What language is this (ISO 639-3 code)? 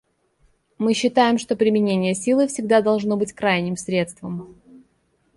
rus